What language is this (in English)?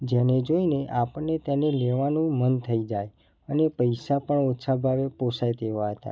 Gujarati